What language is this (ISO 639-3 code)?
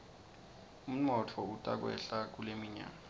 ssw